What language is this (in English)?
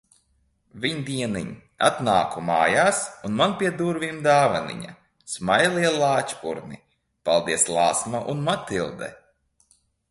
Latvian